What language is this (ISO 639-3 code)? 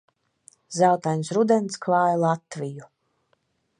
lav